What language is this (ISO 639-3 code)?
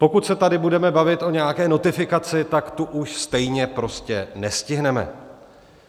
ces